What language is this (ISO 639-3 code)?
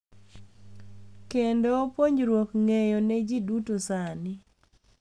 luo